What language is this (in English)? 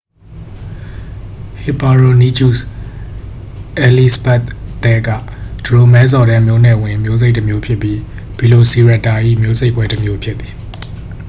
Burmese